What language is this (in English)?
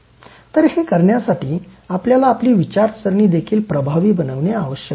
Marathi